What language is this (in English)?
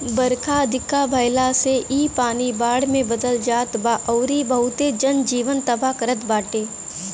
Bhojpuri